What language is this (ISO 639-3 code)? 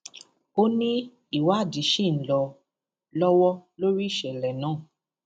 yor